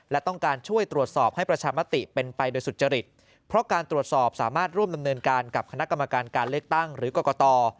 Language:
Thai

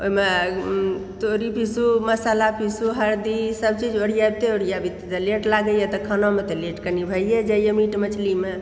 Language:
Maithili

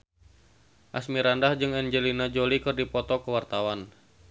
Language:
Sundanese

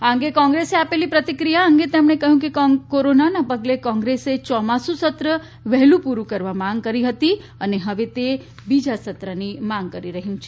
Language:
Gujarati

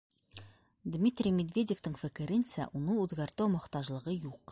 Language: Bashkir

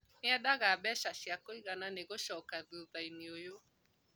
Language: Kikuyu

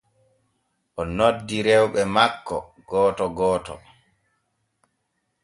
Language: Borgu Fulfulde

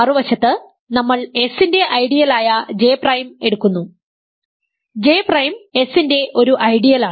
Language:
Malayalam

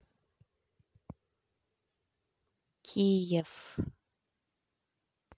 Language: Russian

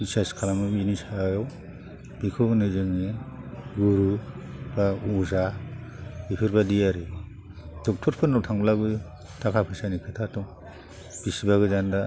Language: Bodo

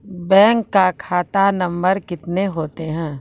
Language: Maithili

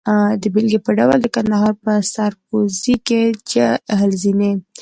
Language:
Pashto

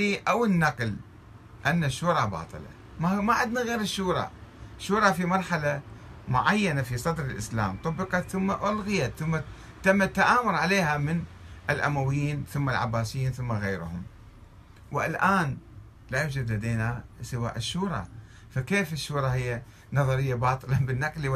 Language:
Arabic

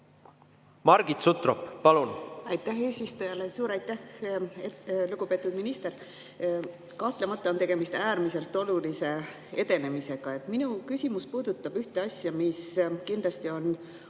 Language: Estonian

